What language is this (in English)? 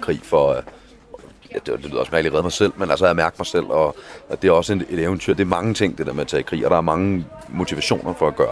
Danish